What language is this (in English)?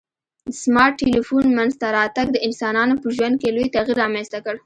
Pashto